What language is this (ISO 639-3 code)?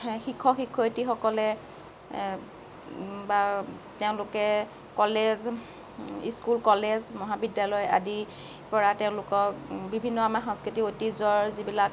asm